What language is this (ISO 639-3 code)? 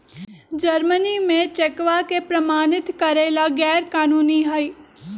mag